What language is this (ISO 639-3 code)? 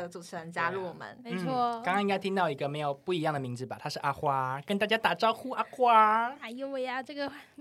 zho